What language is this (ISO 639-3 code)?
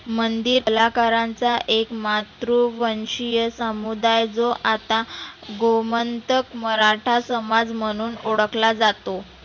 mar